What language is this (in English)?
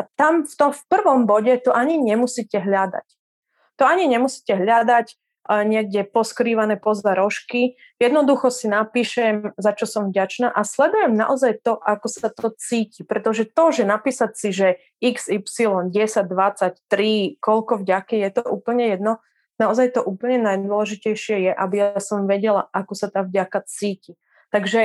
Czech